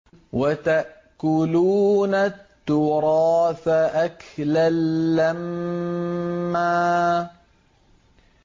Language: Arabic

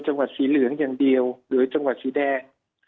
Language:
Thai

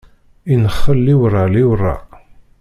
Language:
Kabyle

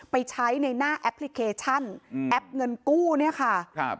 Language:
Thai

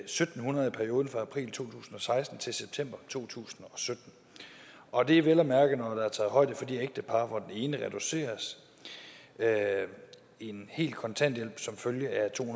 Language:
Danish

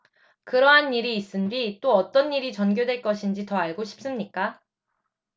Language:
Korean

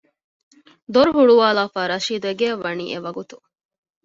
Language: Divehi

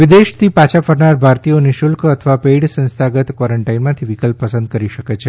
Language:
Gujarati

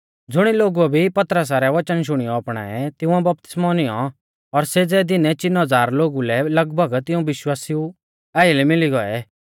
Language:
Mahasu Pahari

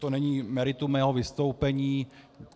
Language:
Czech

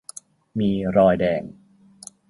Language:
Thai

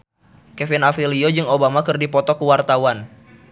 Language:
Sundanese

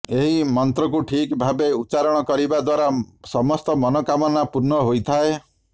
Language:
Odia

